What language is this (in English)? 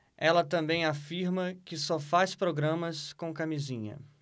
Portuguese